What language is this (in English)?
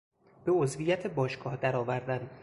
Persian